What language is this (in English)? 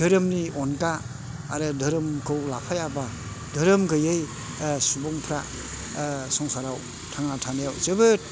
Bodo